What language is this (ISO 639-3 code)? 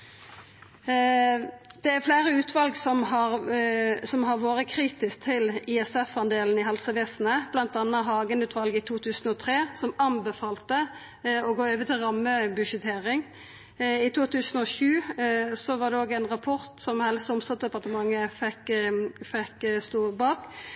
nno